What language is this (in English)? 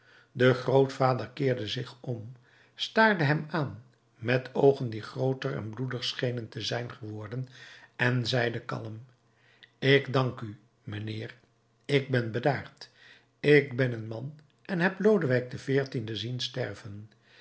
Dutch